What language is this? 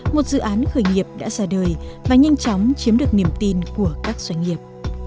Vietnamese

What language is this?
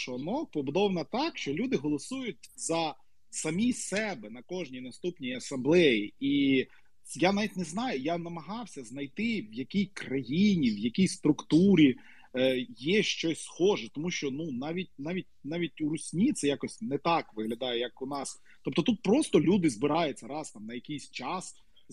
Ukrainian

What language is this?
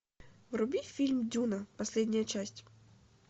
Russian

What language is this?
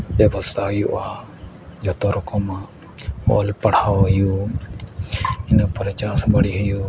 Santali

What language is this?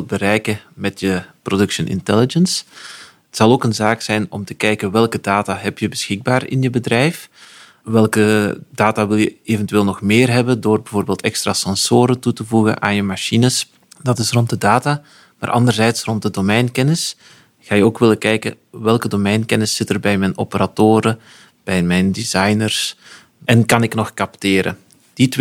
Dutch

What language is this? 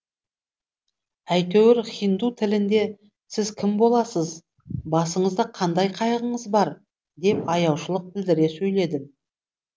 Kazakh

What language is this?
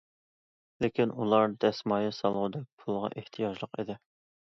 Uyghur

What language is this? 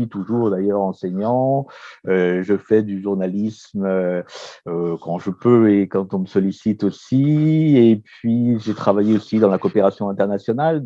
French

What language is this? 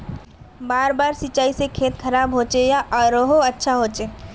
Magahi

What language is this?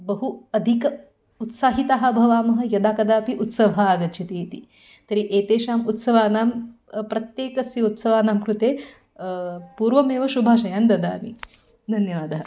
Sanskrit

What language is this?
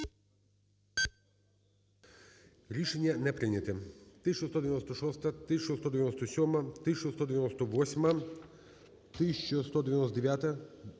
Ukrainian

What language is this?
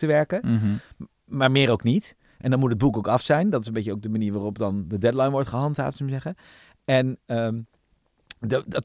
Dutch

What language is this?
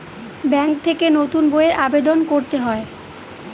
Bangla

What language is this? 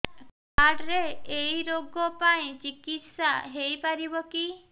Odia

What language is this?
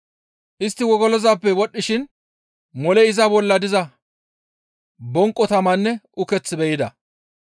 Gamo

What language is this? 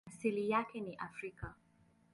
Swahili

